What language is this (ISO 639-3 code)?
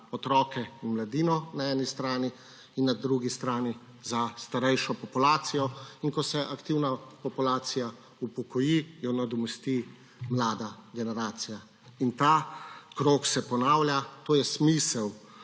slv